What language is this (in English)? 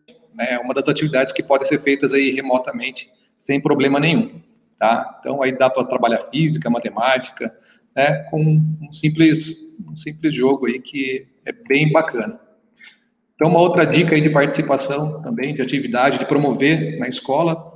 Portuguese